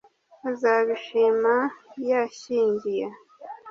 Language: Kinyarwanda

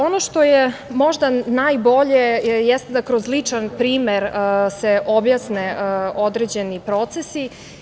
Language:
Serbian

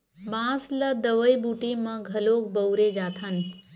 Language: Chhattisgarhi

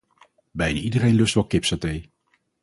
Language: Dutch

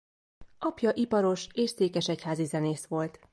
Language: Hungarian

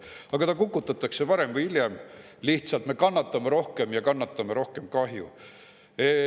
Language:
Estonian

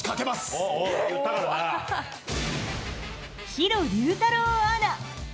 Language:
Japanese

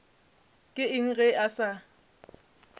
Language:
Northern Sotho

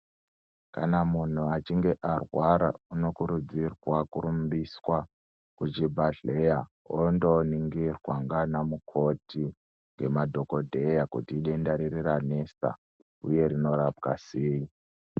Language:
Ndau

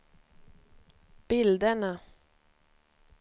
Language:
Swedish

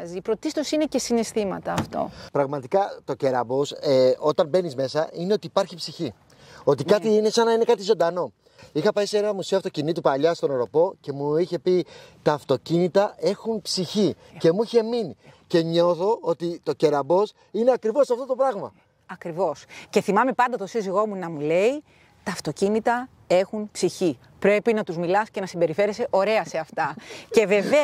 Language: Greek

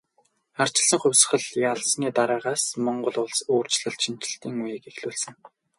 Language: Mongolian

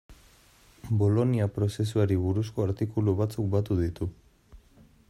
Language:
Basque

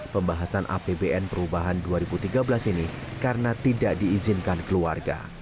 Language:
Indonesian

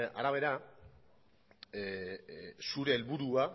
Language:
Basque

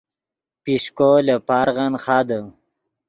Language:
Yidgha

